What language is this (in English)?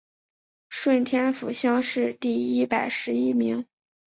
Chinese